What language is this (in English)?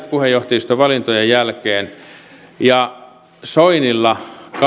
Finnish